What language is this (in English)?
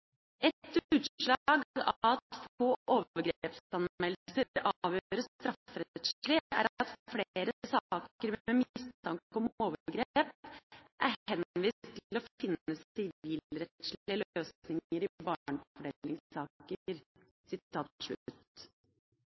Norwegian Bokmål